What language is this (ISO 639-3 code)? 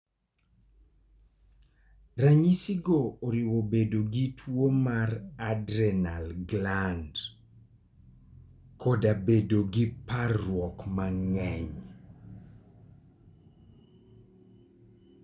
luo